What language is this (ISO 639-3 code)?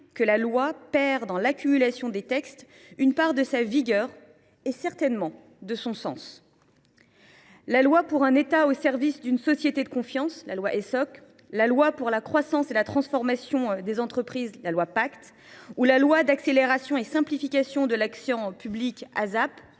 fra